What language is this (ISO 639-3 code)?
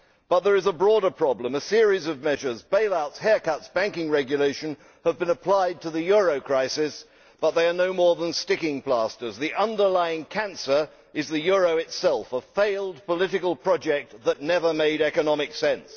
eng